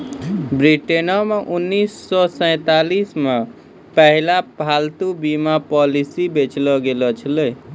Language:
Maithili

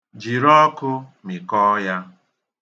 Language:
Igbo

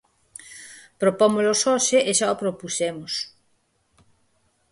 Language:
Galician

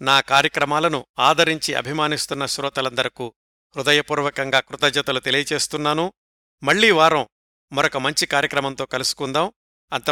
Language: Telugu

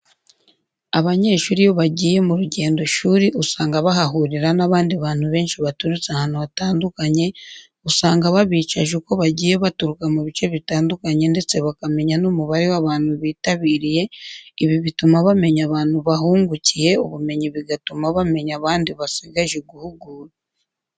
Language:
Kinyarwanda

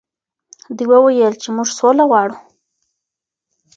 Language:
Pashto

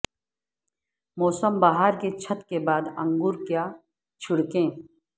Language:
Urdu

